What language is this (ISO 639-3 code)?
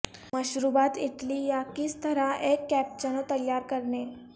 urd